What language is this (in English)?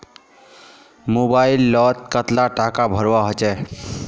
Magahi